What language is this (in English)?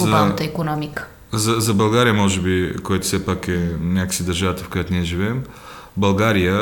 Bulgarian